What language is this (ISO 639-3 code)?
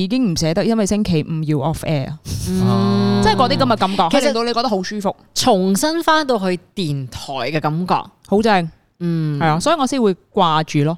zho